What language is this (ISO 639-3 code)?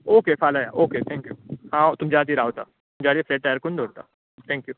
kok